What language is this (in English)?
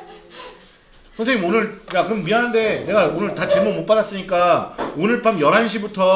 Korean